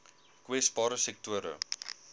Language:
Afrikaans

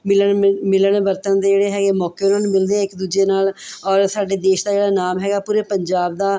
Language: Punjabi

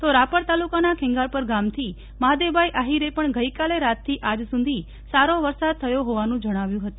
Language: Gujarati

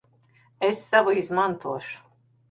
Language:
Latvian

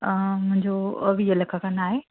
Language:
Sindhi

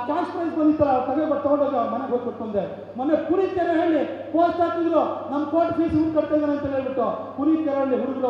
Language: Kannada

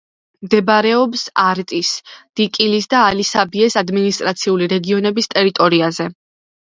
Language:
Georgian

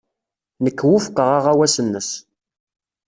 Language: Kabyle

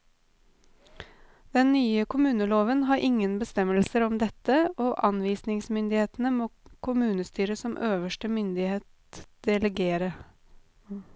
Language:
Norwegian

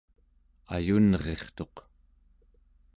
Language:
Central Yupik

